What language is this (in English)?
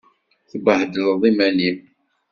Kabyle